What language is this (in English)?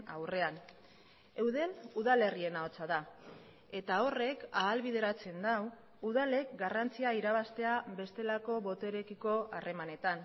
Basque